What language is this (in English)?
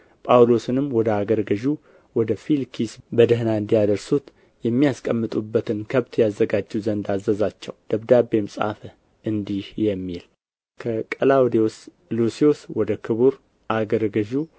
Amharic